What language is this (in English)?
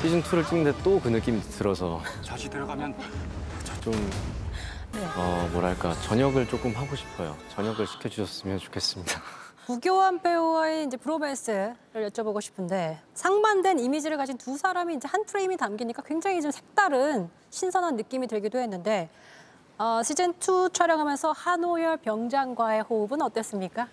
Korean